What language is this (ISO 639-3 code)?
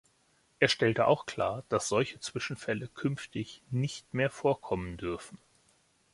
deu